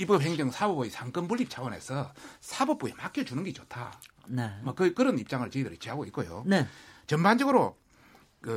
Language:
Korean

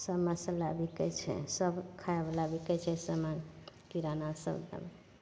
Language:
Maithili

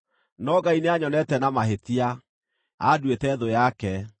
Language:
Kikuyu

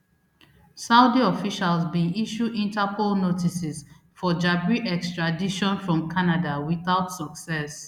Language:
Nigerian Pidgin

